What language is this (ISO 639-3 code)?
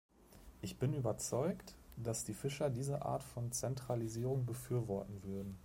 deu